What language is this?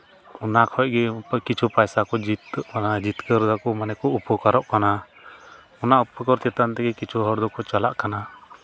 Santali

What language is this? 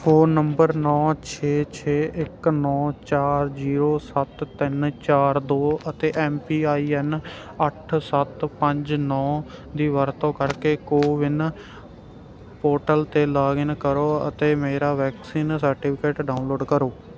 Punjabi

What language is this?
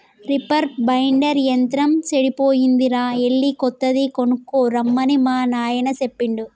Telugu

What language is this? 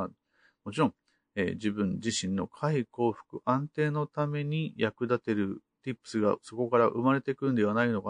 Japanese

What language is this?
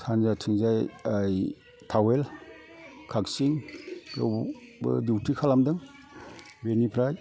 Bodo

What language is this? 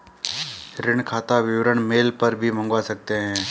Hindi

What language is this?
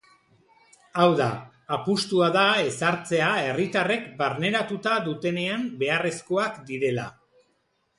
Basque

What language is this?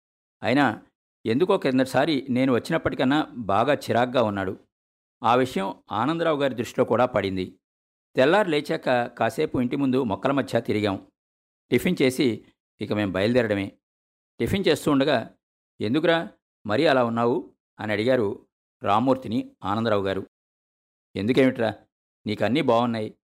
Telugu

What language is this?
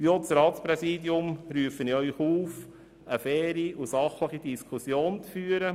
Swiss German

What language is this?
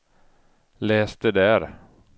Swedish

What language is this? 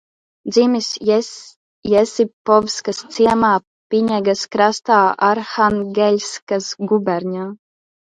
Latvian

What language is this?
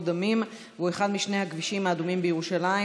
Hebrew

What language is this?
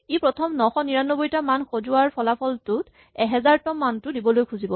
Assamese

